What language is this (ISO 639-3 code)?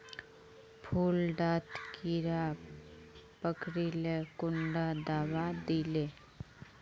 mag